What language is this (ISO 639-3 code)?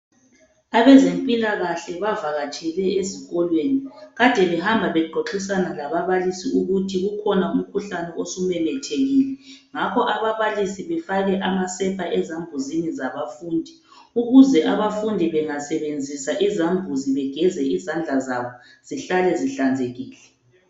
nde